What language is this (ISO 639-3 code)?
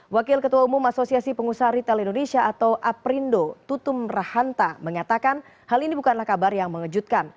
ind